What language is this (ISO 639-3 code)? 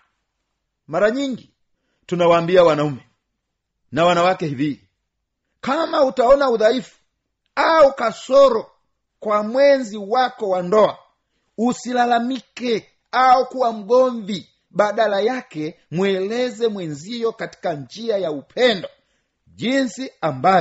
swa